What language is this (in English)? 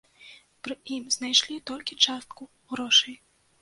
Belarusian